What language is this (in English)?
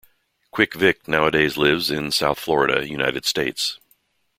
English